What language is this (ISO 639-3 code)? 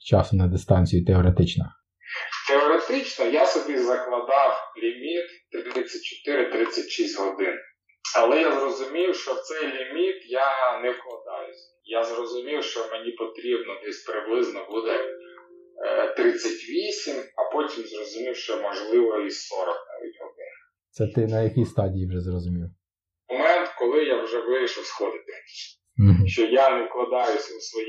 ukr